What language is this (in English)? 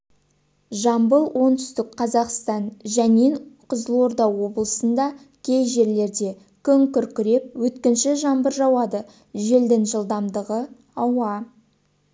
Kazakh